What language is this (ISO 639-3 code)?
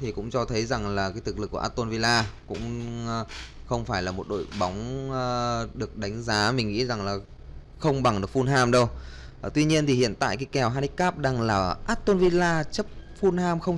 vie